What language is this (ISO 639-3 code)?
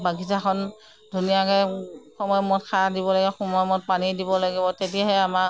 asm